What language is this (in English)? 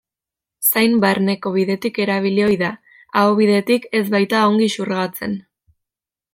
Basque